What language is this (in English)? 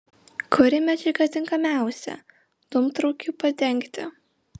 Lithuanian